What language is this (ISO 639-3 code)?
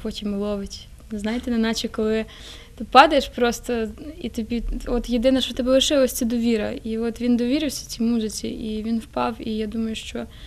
rus